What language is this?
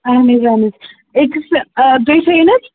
Kashmiri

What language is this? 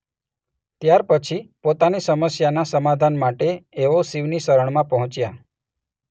Gujarati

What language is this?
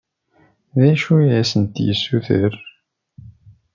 Kabyle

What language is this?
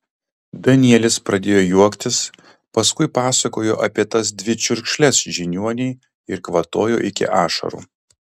Lithuanian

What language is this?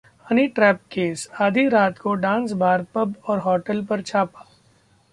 Hindi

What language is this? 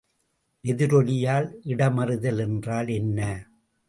Tamil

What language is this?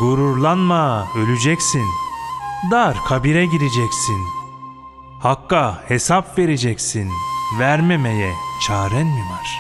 Turkish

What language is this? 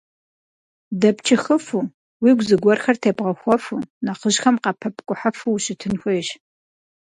Kabardian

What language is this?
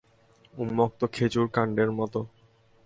Bangla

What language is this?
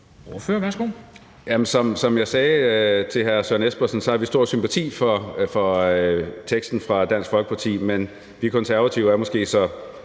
Danish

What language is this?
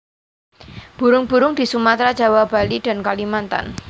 Javanese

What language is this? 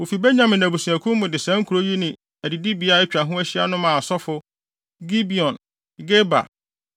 Akan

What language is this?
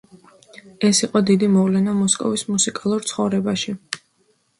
Georgian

